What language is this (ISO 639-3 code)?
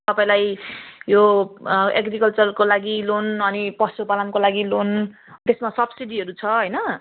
nep